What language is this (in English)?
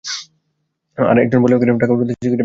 Bangla